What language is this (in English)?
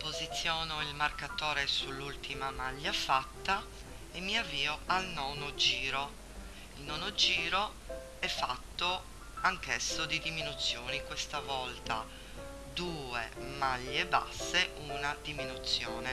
Italian